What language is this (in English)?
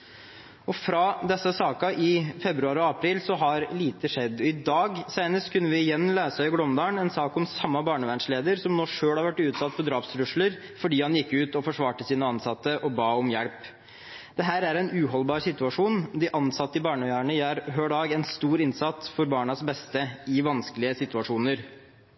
Norwegian Bokmål